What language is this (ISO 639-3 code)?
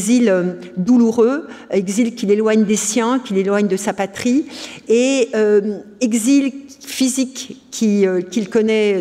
fra